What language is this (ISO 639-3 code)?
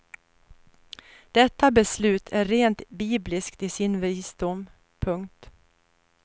swe